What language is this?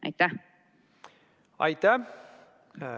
Estonian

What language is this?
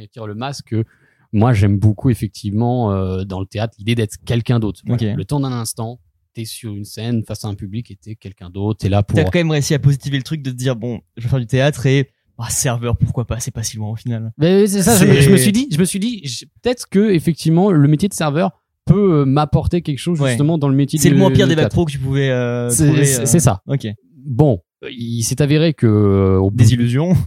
French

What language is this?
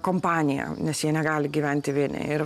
Lithuanian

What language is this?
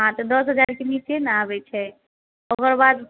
Maithili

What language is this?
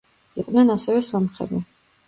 Georgian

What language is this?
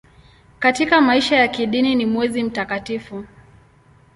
Swahili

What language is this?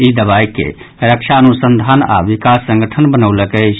Maithili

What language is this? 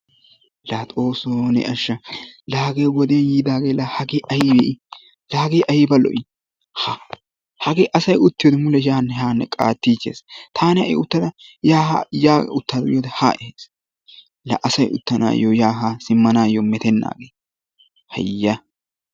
Wolaytta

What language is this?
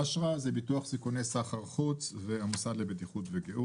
Hebrew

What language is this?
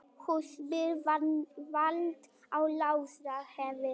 Icelandic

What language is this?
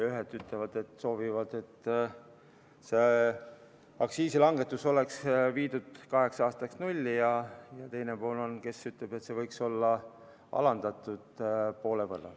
Estonian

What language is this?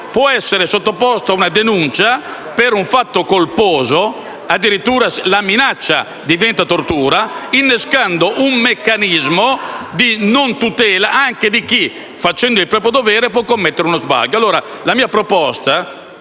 Italian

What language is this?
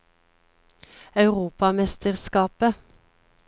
Norwegian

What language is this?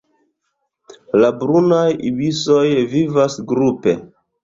Esperanto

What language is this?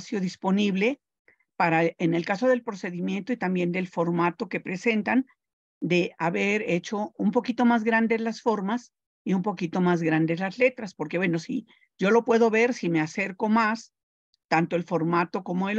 Spanish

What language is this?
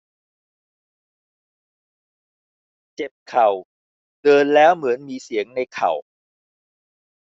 Thai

